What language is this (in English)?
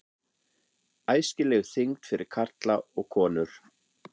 Icelandic